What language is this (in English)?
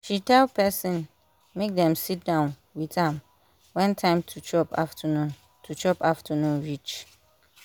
Nigerian Pidgin